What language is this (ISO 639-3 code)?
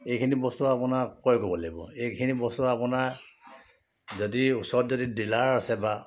asm